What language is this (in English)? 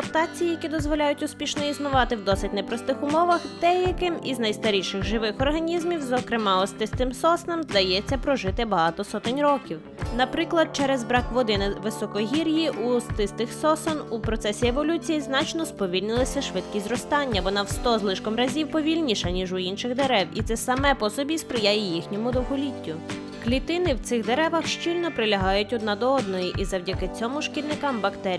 Ukrainian